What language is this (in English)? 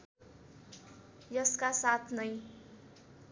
Nepali